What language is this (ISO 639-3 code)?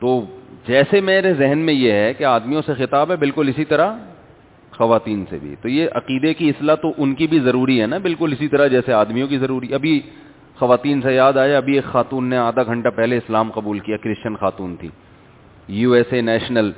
urd